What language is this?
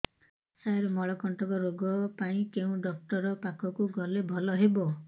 Odia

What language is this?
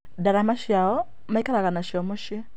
Kikuyu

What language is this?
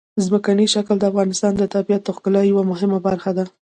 Pashto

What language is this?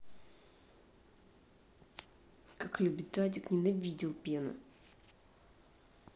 Russian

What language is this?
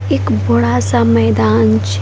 Maithili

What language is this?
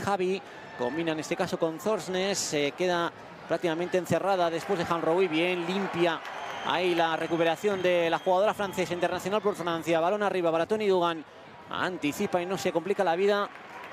Spanish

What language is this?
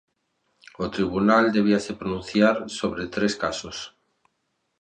Galician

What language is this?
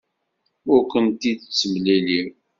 Kabyle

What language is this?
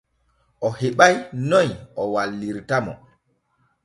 Borgu Fulfulde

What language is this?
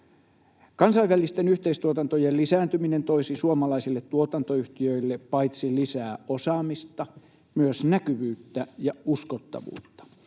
Finnish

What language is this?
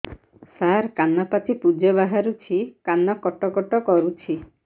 Odia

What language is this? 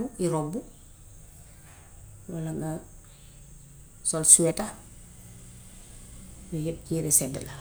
Gambian Wolof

